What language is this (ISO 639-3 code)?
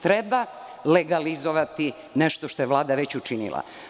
srp